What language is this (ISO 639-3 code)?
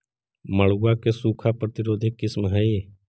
mag